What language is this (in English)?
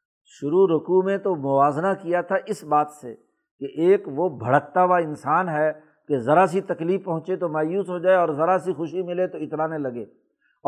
Urdu